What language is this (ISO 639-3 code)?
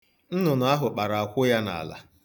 ibo